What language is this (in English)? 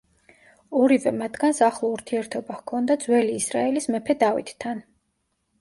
Georgian